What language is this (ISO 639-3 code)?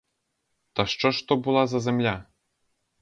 ukr